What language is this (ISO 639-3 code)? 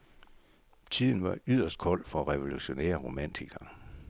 dan